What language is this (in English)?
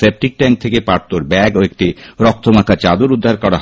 Bangla